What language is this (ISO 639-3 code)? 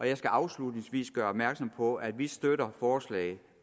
dan